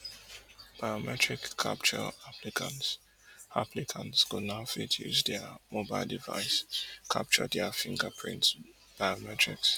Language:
Nigerian Pidgin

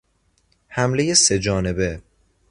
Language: Persian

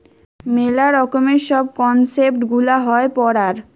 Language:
Bangla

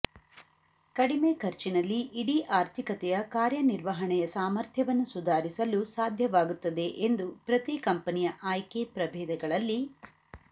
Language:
Kannada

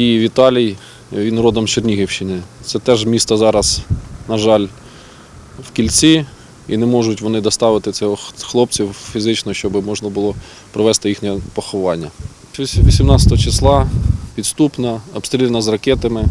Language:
Ukrainian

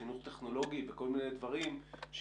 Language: Hebrew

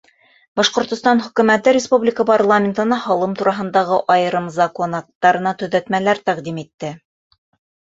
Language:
Bashkir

